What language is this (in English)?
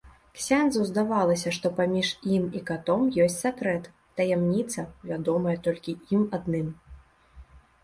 Belarusian